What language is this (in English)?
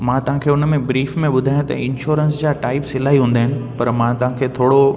Sindhi